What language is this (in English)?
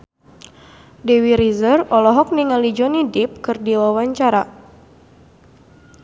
Sundanese